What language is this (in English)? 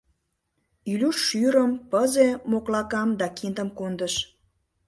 Mari